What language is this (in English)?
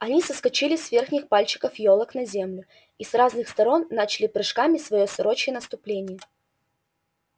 Russian